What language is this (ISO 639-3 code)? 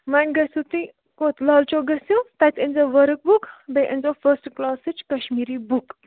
kas